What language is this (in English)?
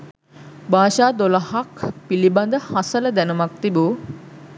Sinhala